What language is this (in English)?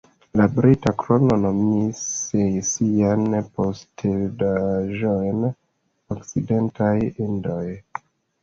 Esperanto